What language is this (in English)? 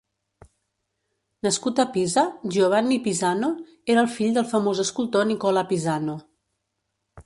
Catalan